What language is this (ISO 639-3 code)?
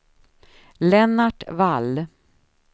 swe